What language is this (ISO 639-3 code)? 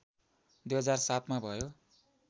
nep